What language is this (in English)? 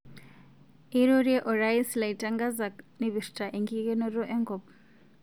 Masai